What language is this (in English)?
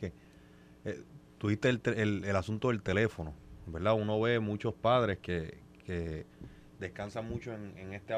Spanish